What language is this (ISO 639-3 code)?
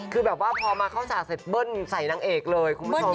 tha